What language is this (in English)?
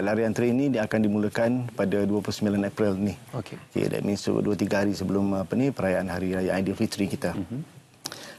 Malay